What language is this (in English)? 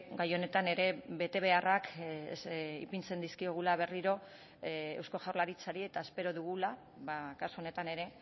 Basque